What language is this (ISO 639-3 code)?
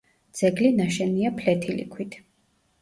kat